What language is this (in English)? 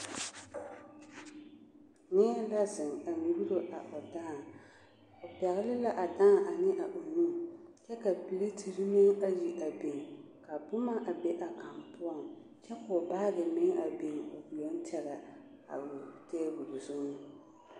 Southern Dagaare